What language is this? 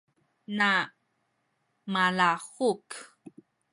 Sakizaya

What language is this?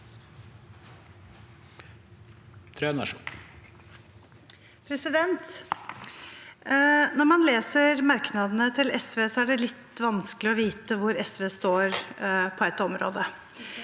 Norwegian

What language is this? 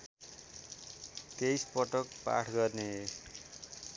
Nepali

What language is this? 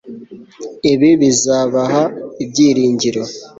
Kinyarwanda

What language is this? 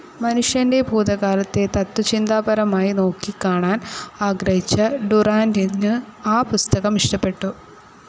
Malayalam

